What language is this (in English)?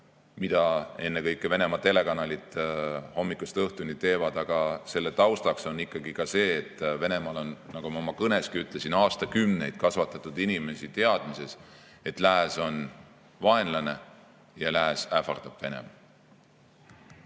Estonian